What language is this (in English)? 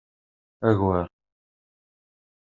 Kabyle